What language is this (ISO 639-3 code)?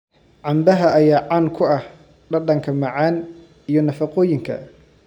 som